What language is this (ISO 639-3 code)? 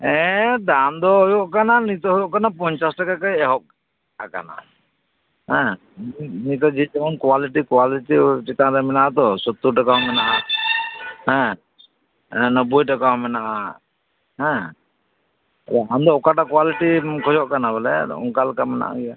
sat